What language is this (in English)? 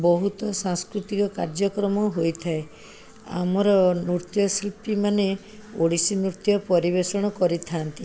Odia